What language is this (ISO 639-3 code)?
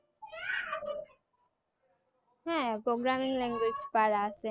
ben